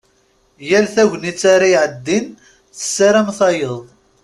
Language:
Kabyle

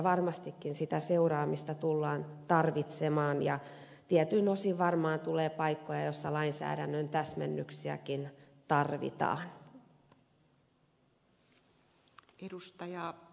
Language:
Finnish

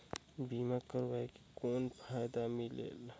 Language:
Chhattisgarhi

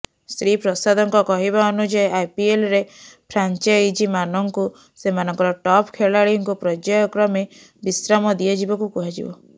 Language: Odia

